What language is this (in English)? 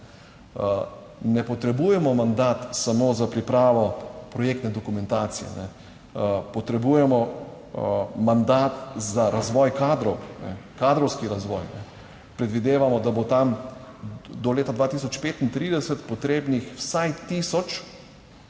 Slovenian